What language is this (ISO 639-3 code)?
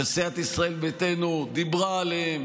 heb